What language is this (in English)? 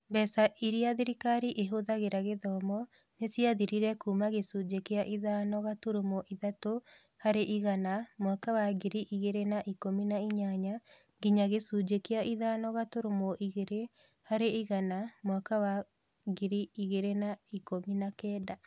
Kikuyu